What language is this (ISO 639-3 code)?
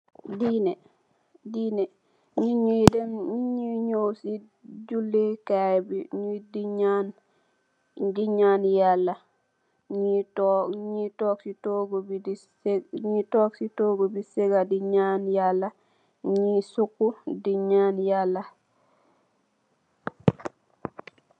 wol